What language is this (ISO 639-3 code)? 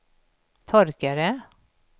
swe